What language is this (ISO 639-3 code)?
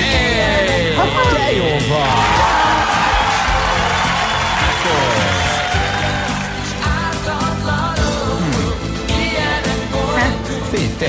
hun